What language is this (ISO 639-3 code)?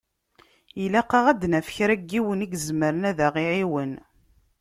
kab